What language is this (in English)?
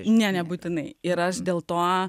Lithuanian